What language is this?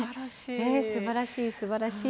Japanese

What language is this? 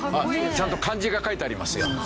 Japanese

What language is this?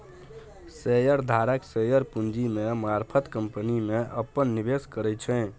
Maithili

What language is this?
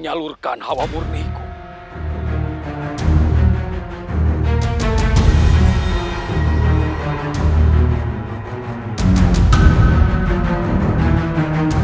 Indonesian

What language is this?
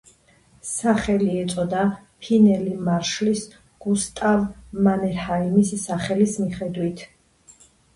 Georgian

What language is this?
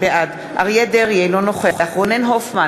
Hebrew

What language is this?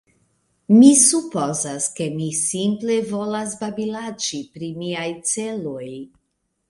Esperanto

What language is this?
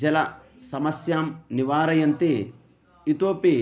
Sanskrit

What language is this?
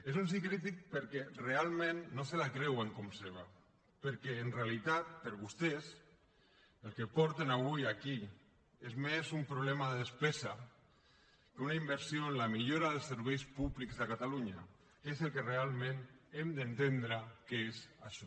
Catalan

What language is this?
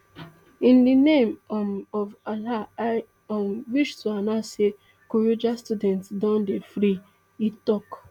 Nigerian Pidgin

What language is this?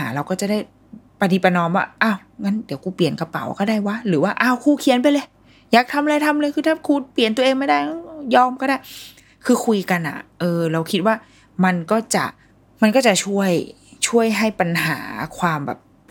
Thai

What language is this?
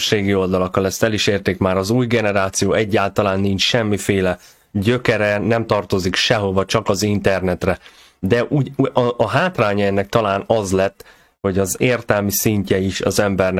Hungarian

